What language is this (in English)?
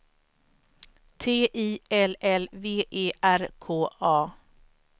Swedish